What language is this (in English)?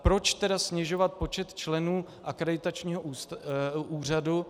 Czech